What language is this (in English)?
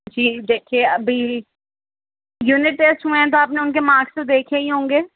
Urdu